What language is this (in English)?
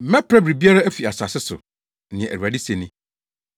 Akan